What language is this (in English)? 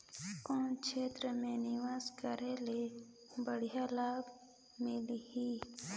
Chhattisgarhi